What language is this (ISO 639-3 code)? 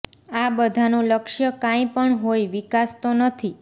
guj